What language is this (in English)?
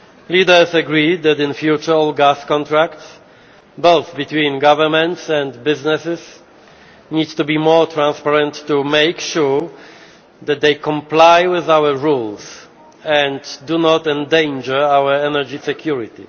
English